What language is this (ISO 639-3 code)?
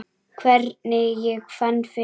isl